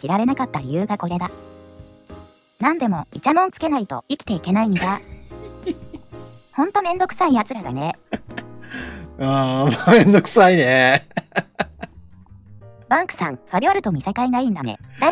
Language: Japanese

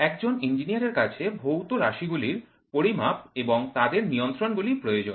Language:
Bangla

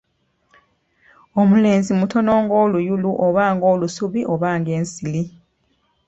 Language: Ganda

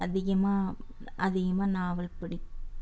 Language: Tamil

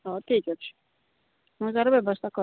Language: Odia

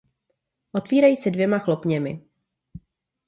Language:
Czech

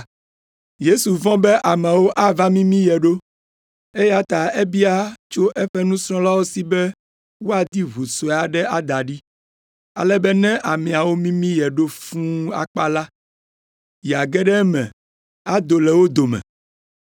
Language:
Ewe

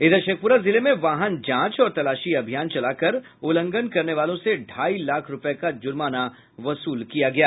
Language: Hindi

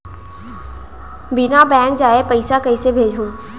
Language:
Chhattisgarhi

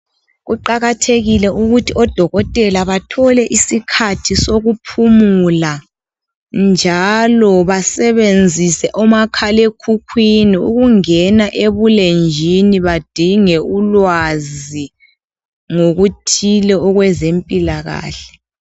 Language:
North Ndebele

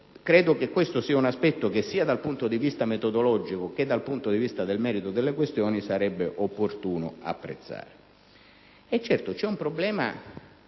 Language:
Italian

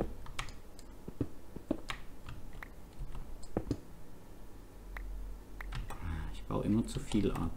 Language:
German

